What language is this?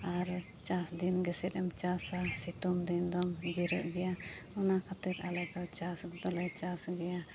Santali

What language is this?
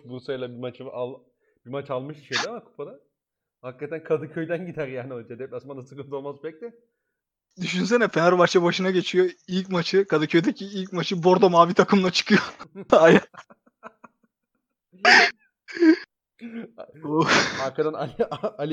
Turkish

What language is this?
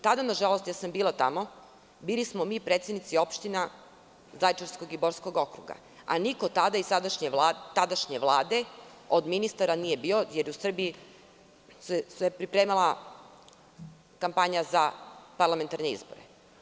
Serbian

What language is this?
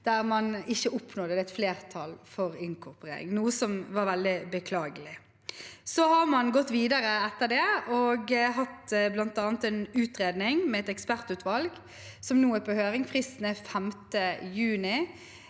Norwegian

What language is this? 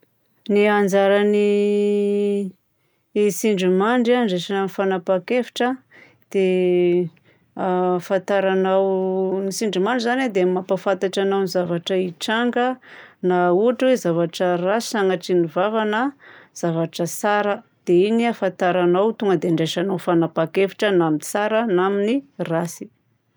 Southern Betsimisaraka Malagasy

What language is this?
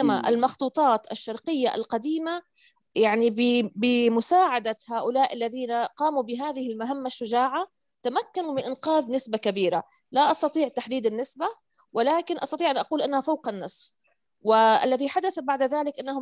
Arabic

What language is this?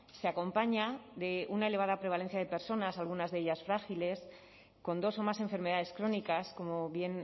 Spanish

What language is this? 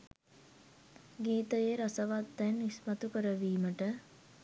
Sinhala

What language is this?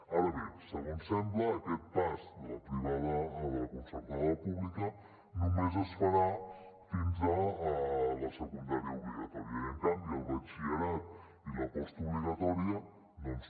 Catalan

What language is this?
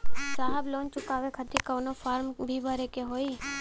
Bhojpuri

